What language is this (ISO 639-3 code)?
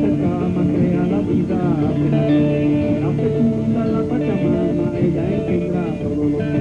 ron